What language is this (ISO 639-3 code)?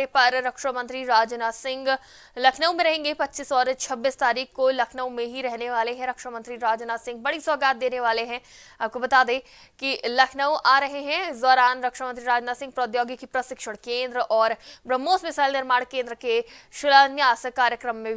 hin